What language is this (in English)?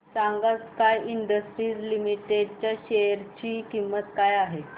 Marathi